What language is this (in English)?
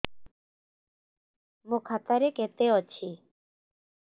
Odia